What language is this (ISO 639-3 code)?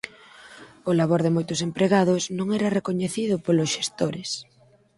glg